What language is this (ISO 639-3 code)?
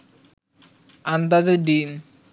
ben